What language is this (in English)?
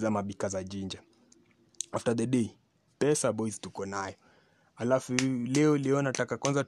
Swahili